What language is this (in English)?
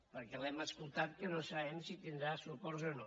Catalan